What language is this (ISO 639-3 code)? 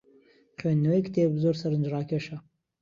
ckb